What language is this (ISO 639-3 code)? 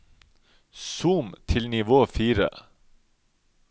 nor